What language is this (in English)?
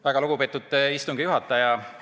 Estonian